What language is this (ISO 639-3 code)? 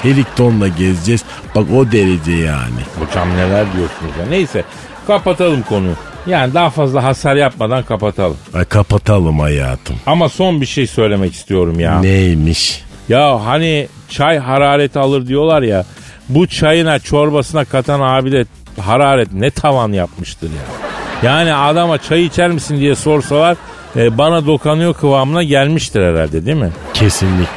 tur